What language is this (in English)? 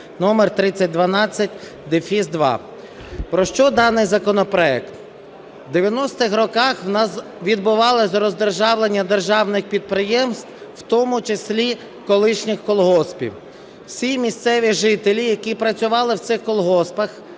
Ukrainian